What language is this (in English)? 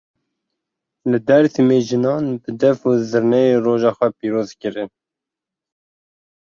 Kurdish